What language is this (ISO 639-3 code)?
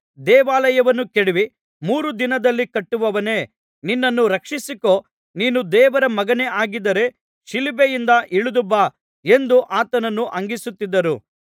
kan